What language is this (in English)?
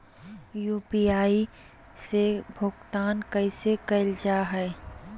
Magahi